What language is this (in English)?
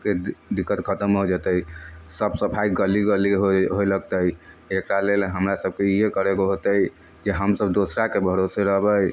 Maithili